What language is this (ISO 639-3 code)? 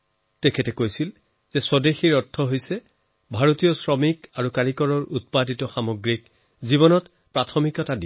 asm